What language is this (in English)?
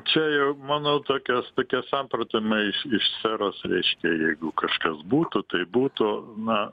Lithuanian